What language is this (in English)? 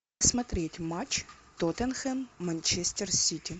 Russian